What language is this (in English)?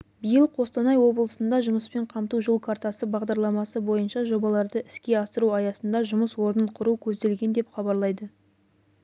Kazakh